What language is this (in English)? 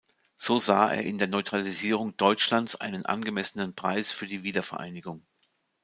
German